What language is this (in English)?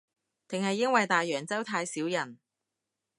Cantonese